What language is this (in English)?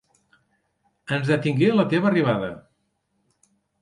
Catalan